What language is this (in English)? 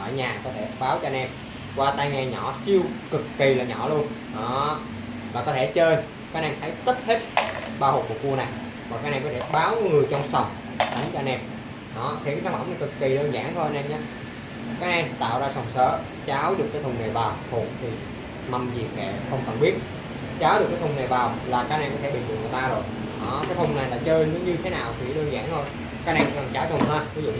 Vietnamese